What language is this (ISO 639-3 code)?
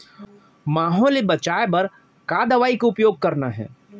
hne